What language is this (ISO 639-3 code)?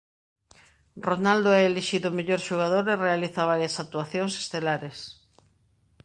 glg